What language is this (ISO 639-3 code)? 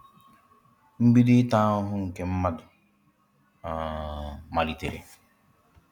ibo